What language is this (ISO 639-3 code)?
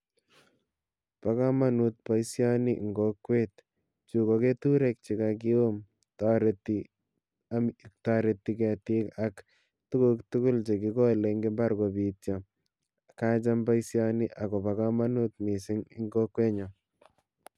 kln